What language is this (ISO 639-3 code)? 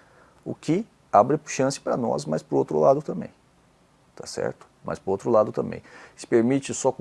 por